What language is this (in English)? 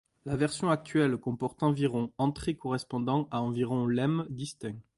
French